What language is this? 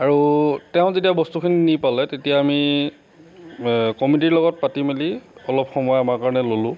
Assamese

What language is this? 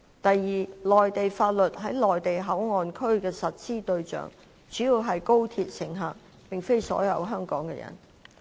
Cantonese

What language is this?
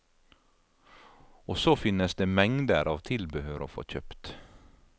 Norwegian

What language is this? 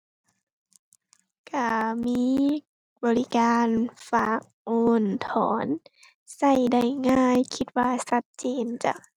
Thai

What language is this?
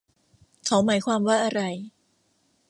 Thai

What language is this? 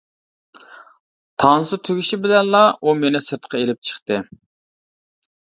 Uyghur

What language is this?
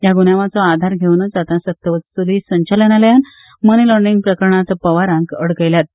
Konkani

